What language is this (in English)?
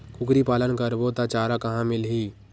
Chhattisgarhi